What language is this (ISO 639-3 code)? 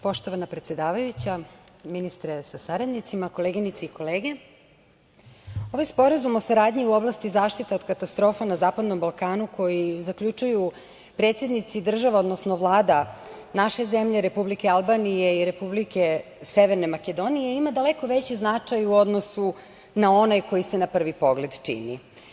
srp